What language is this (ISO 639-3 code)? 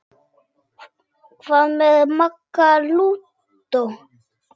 isl